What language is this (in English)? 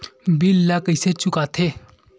Chhattisgarhi